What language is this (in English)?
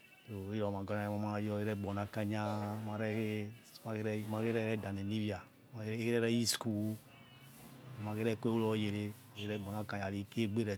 Yekhee